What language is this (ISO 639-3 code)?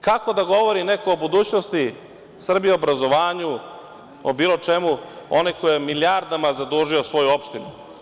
srp